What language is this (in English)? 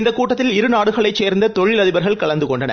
Tamil